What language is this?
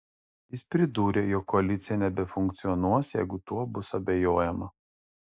Lithuanian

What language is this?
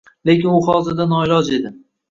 Uzbek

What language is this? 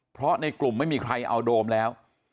Thai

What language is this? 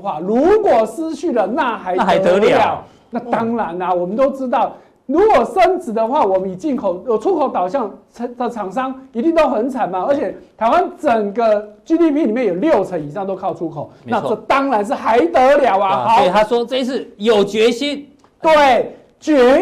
Chinese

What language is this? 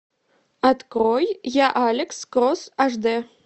Russian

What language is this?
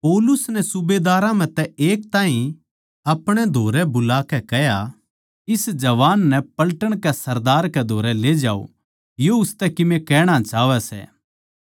Haryanvi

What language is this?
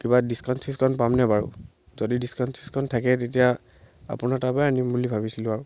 Assamese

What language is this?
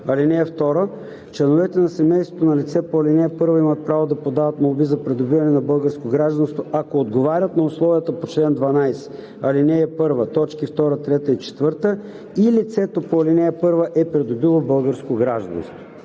Bulgarian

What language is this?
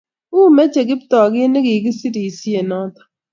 Kalenjin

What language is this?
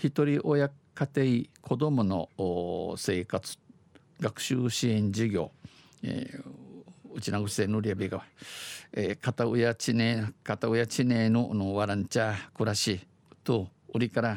Japanese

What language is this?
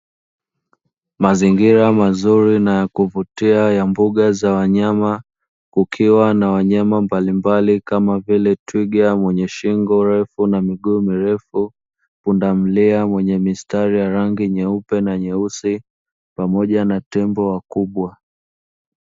Swahili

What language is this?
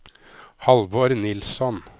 Norwegian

